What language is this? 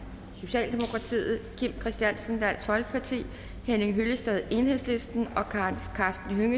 Danish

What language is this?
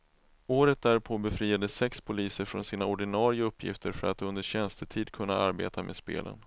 Swedish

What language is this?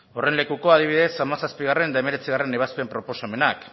Basque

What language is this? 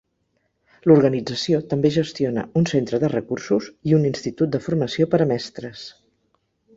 Catalan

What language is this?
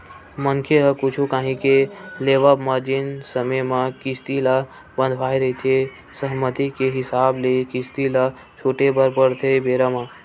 Chhattisgarhi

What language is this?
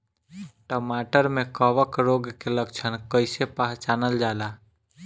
Bhojpuri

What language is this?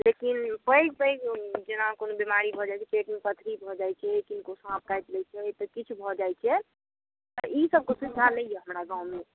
Maithili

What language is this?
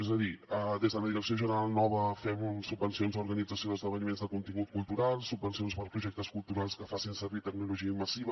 Catalan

